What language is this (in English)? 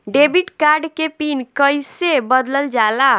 Bhojpuri